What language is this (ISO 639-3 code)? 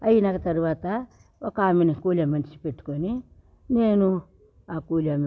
tel